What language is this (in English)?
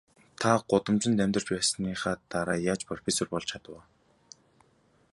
Mongolian